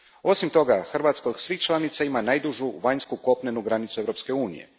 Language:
Croatian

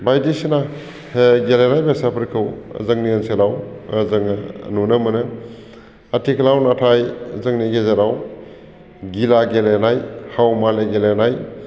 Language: Bodo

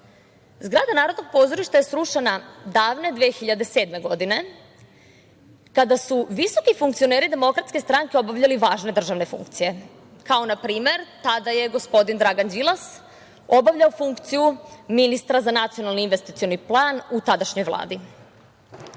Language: Serbian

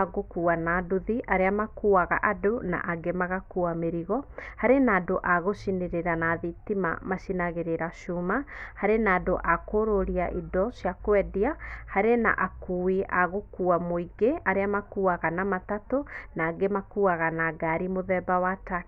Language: Kikuyu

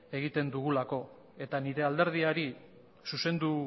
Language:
Basque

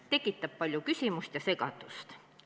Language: Estonian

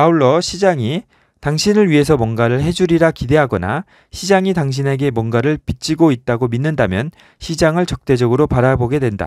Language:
Korean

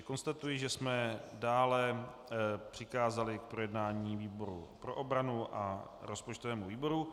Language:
Czech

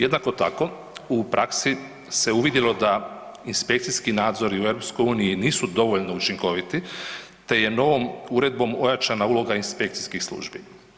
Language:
Croatian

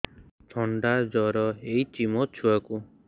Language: Odia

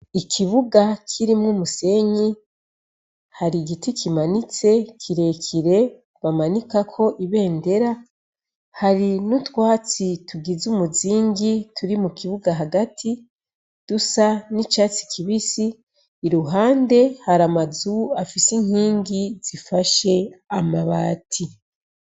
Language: Rundi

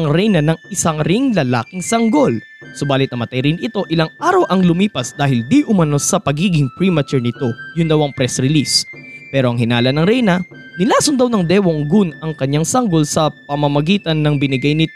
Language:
Filipino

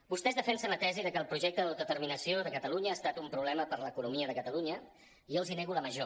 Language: Catalan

